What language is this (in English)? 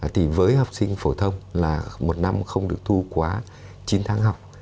Vietnamese